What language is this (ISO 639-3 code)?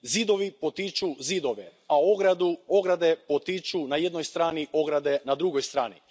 hrv